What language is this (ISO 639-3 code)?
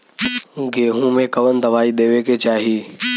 bho